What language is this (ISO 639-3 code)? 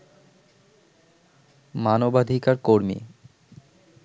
ben